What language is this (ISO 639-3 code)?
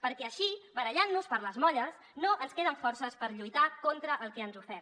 cat